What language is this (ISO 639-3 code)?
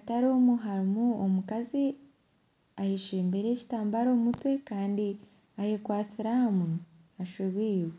nyn